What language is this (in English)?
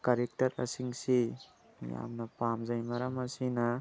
Manipuri